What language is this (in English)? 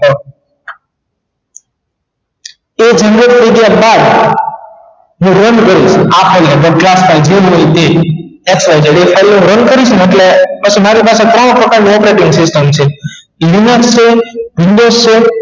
Gujarati